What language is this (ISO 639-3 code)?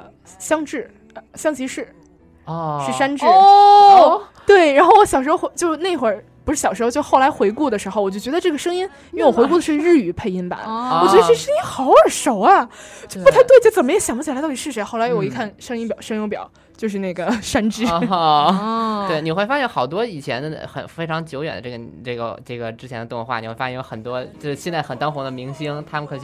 zho